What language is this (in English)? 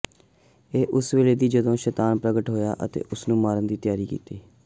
Punjabi